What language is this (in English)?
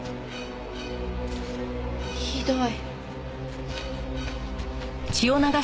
Japanese